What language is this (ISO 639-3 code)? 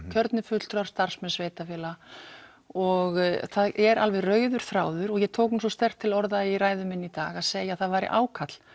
isl